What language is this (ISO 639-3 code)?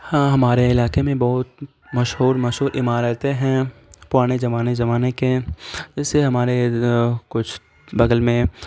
urd